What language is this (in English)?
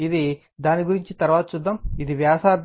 Telugu